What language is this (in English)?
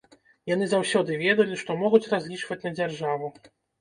Belarusian